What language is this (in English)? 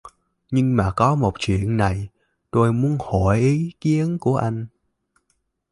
Vietnamese